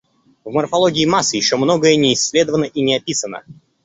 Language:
Russian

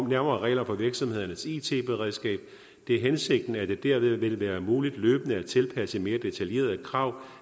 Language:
Danish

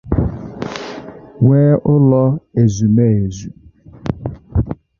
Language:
Igbo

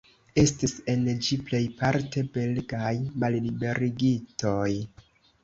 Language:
Esperanto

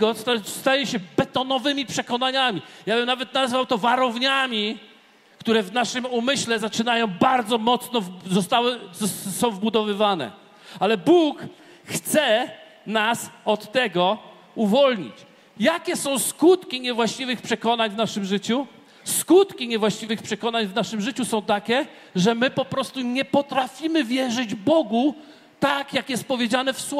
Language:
Polish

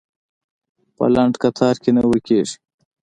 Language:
Pashto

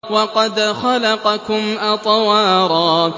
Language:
Arabic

